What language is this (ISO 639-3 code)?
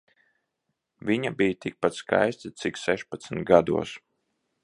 lav